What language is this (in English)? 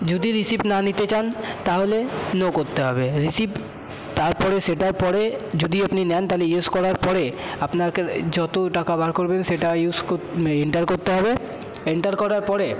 Bangla